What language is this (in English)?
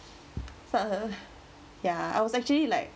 English